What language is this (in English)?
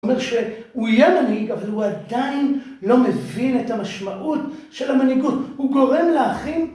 Hebrew